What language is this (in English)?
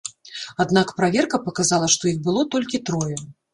Belarusian